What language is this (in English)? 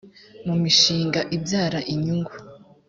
Kinyarwanda